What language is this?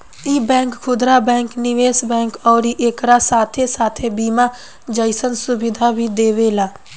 Bhojpuri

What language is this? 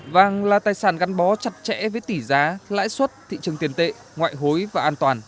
Vietnamese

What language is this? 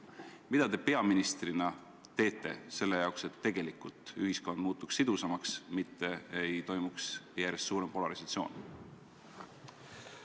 Estonian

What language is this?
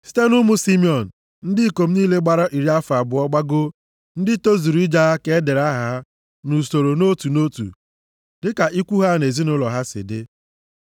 Igbo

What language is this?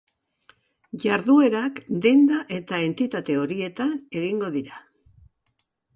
Basque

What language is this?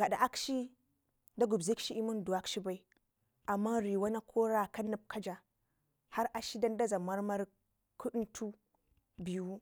Ngizim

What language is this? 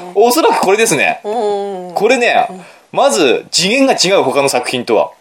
Japanese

